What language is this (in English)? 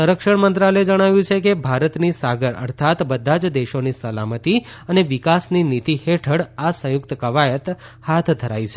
Gujarati